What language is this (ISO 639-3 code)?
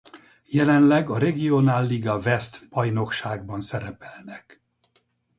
hun